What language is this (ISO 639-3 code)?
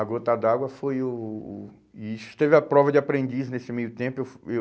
por